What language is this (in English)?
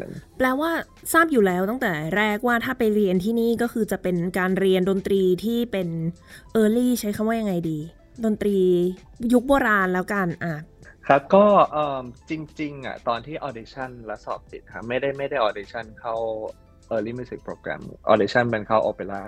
Thai